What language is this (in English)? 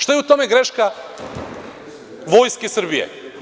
Serbian